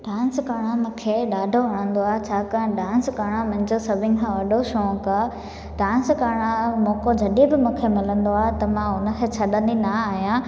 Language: Sindhi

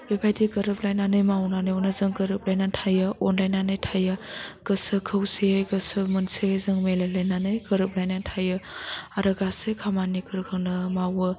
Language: Bodo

